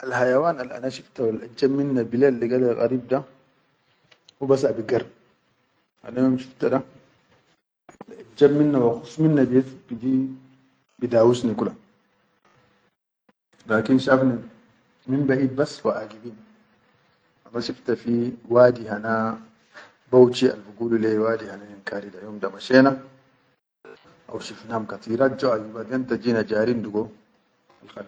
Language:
Chadian Arabic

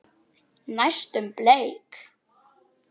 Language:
Icelandic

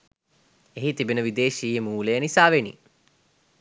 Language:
Sinhala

